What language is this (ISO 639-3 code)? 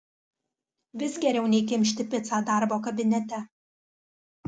lit